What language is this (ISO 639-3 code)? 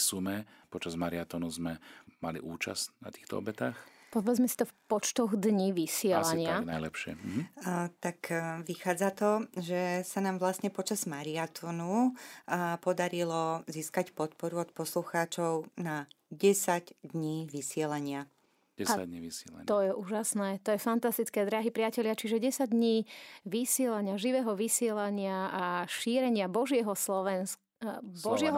slk